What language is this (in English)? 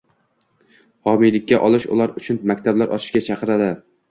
Uzbek